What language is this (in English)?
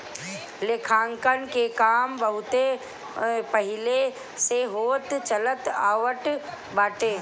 Bhojpuri